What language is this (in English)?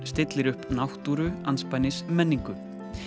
Icelandic